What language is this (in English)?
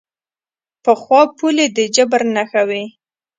Pashto